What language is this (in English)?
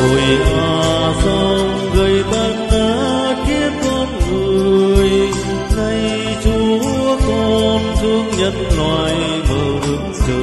Vietnamese